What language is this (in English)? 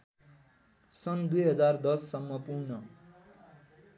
Nepali